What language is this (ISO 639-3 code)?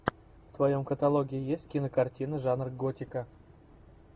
rus